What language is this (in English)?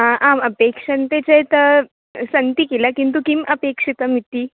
Sanskrit